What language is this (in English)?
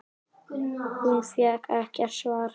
Icelandic